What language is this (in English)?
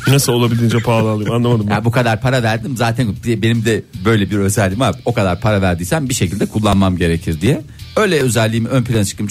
Turkish